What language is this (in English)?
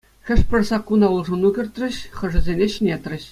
Chuvash